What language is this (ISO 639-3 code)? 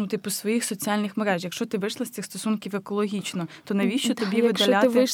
ukr